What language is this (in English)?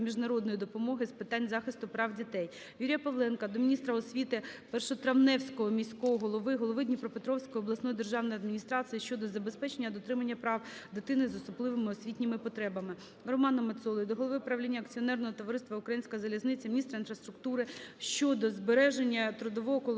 Ukrainian